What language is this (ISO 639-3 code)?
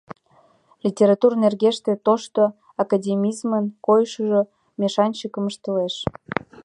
chm